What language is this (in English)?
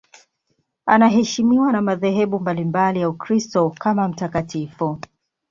Swahili